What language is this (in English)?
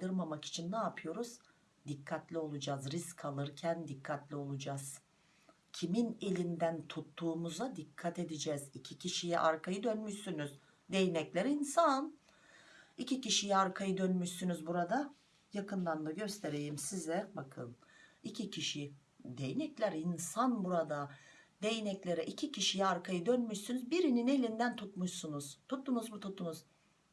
Turkish